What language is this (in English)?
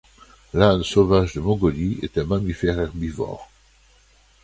French